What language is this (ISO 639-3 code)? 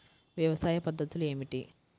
tel